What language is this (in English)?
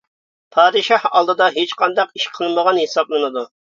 Uyghur